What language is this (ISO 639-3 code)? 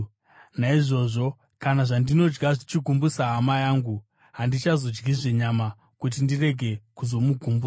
sna